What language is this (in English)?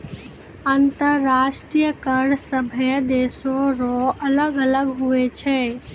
Maithili